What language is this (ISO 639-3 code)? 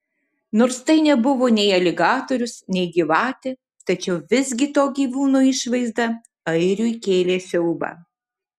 lit